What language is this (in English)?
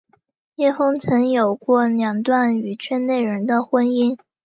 Chinese